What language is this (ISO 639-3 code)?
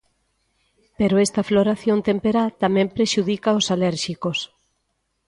glg